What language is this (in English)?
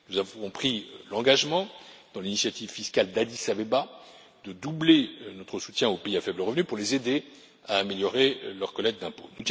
French